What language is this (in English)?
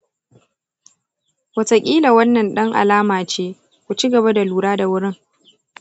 Hausa